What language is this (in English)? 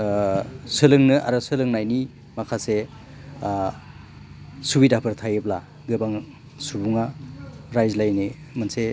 Bodo